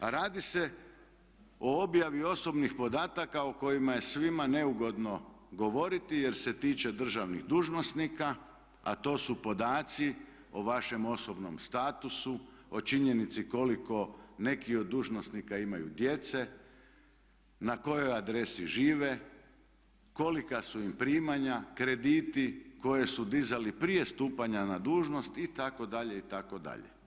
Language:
Croatian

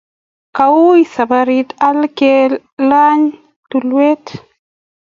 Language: Kalenjin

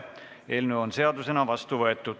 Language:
Estonian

